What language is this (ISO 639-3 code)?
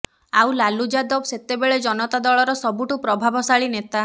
ori